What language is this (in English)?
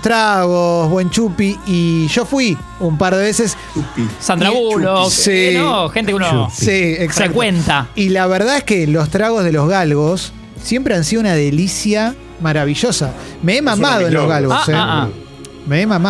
Spanish